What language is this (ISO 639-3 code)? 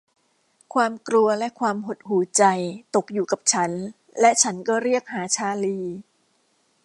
tha